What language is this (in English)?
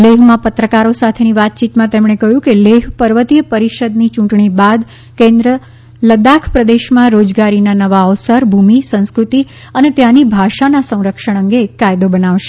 Gujarati